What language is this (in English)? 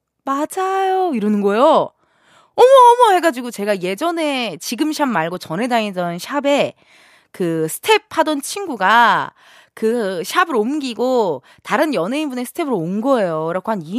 Korean